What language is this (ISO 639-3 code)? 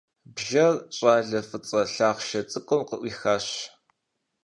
kbd